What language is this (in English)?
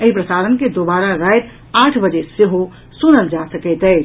Maithili